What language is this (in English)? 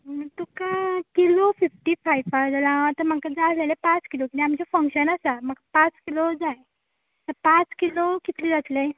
Konkani